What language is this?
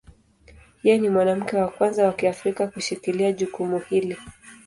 Swahili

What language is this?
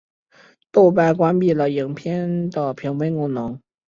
Chinese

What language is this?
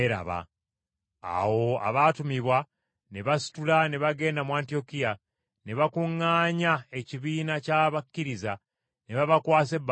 Ganda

